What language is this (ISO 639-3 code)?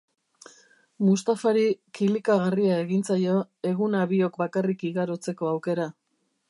eus